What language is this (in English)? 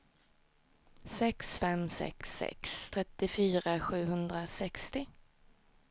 Swedish